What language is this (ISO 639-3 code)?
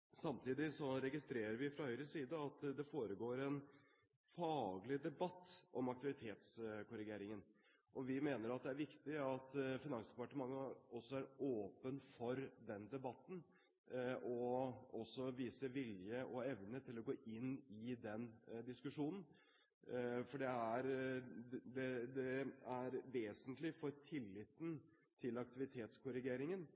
nob